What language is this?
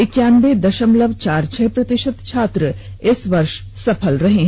Hindi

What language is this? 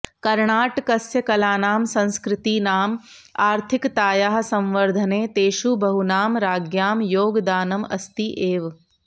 Sanskrit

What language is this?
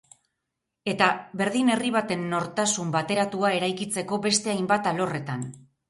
Basque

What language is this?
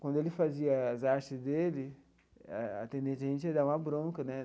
Portuguese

